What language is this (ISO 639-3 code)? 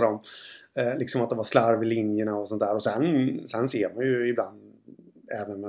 swe